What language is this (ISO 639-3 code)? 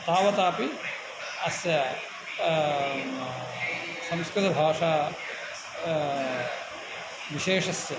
san